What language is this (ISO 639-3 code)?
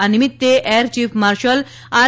guj